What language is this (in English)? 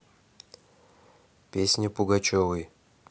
Russian